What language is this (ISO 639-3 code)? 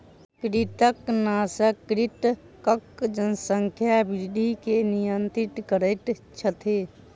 mai